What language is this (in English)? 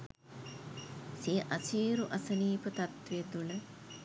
Sinhala